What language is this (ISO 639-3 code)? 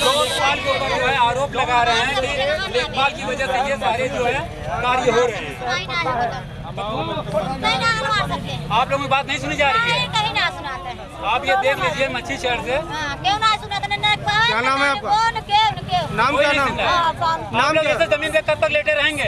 hin